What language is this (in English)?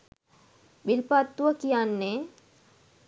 Sinhala